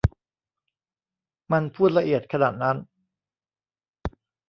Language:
Thai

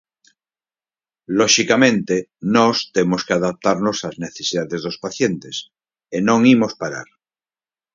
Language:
Galician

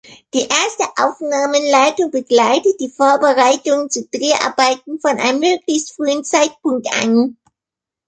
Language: German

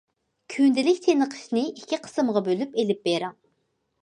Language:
Uyghur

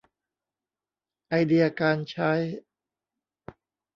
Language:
Thai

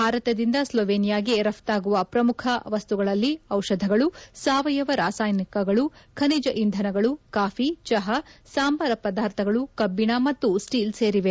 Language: Kannada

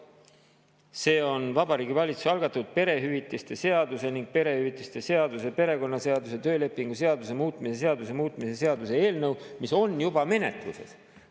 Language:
Estonian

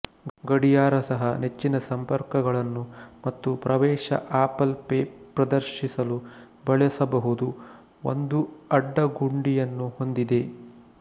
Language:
Kannada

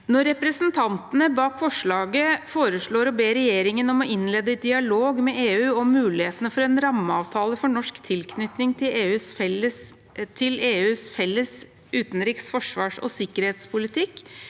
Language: Norwegian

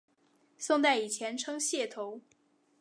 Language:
Chinese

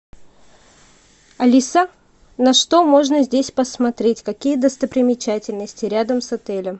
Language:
Russian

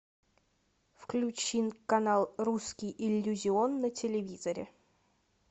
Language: Russian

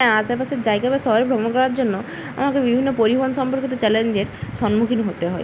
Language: Bangla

